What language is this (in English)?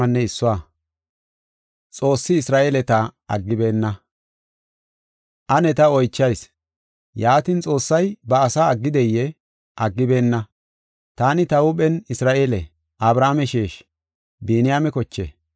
Gofa